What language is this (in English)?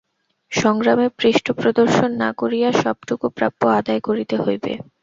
Bangla